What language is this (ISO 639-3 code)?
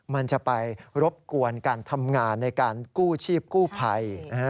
tha